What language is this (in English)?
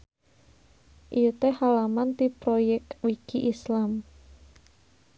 Sundanese